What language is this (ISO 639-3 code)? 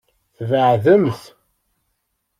kab